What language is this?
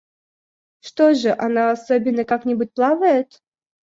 Russian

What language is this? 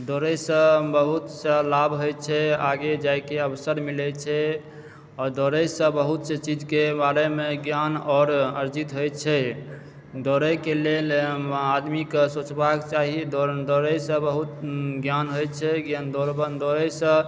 Maithili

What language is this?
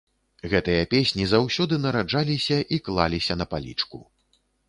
Belarusian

